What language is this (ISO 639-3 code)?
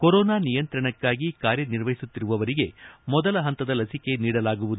kan